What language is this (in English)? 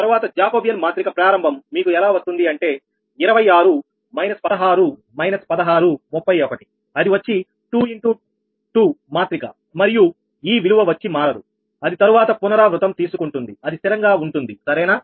Telugu